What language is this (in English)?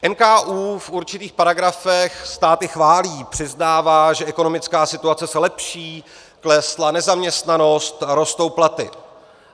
Czech